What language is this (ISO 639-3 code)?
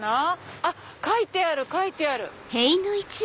jpn